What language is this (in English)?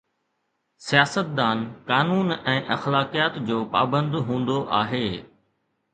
Sindhi